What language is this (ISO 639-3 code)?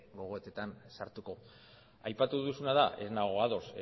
eus